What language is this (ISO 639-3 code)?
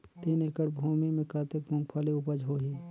hne